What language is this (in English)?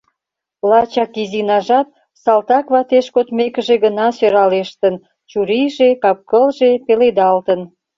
Mari